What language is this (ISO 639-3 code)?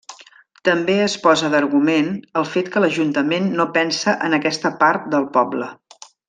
cat